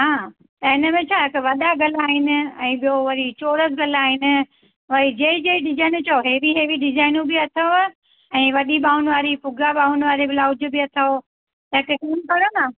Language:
Sindhi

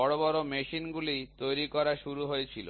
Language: Bangla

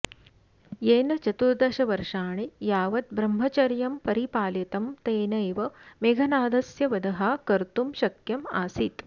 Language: Sanskrit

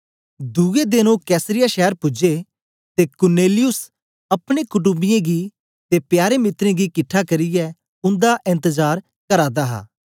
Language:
Dogri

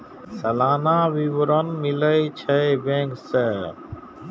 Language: Maithili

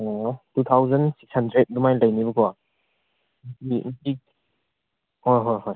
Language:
Manipuri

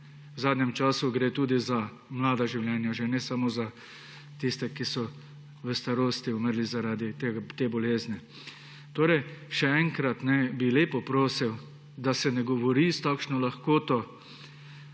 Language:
Slovenian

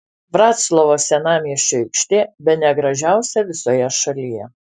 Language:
Lithuanian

